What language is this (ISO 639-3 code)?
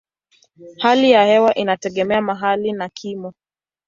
swa